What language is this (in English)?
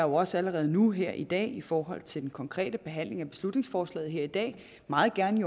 Danish